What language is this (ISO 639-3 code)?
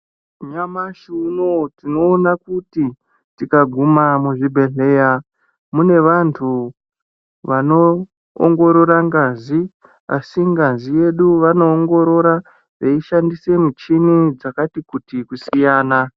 ndc